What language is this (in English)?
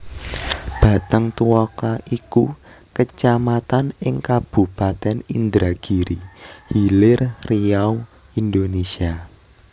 Javanese